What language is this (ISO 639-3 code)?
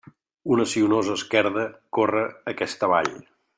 cat